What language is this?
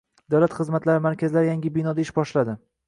Uzbek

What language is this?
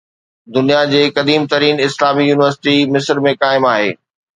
Sindhi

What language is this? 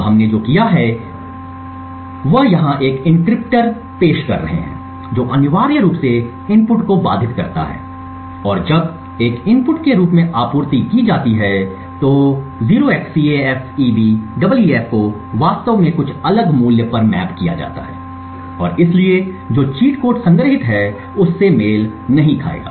Hindi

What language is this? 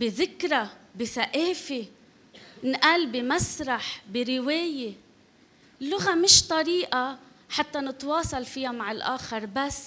Arabic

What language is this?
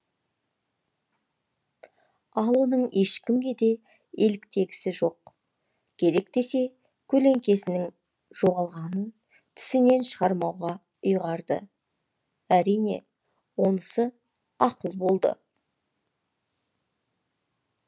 Kazakh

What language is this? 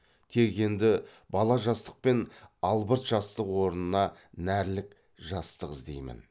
Kazakh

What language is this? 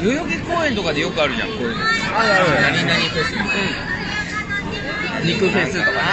Japanese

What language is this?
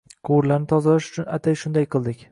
Uzbek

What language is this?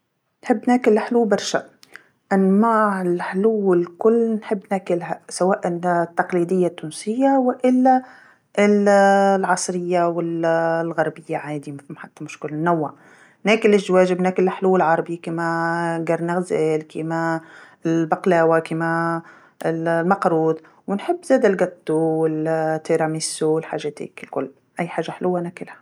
Tunisian Arabic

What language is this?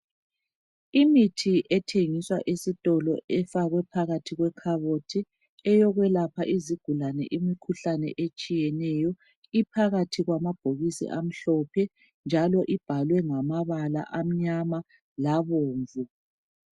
North Ndebele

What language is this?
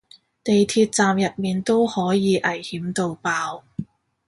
Cantonese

